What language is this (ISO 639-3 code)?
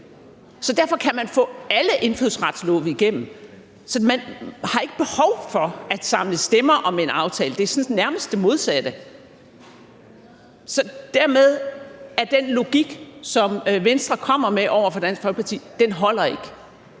dan